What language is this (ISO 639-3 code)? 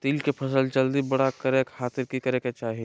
mag